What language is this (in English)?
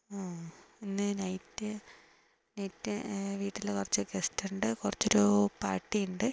Malayalam